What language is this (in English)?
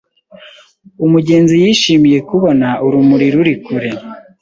Kinyarwanda